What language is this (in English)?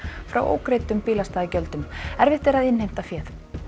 Icelandic